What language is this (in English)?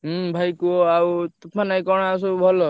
Odia